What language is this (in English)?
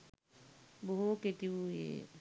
Sinhala